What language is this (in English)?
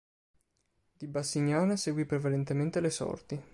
Italian